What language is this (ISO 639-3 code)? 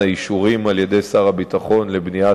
heb